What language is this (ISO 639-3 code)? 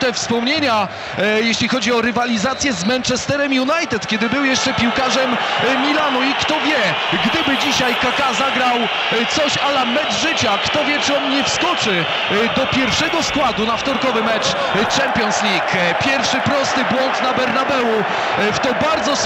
pol